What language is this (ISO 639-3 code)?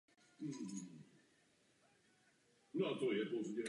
ces